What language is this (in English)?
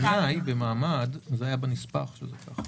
Hebrew